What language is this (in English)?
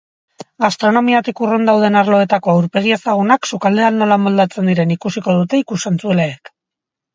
Basque